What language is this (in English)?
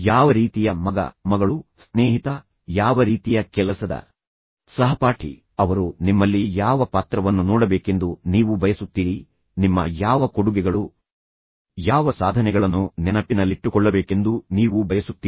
Kannada